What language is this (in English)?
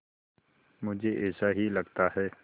Hindi